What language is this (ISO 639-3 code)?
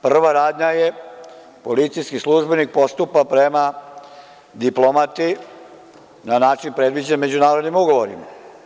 srp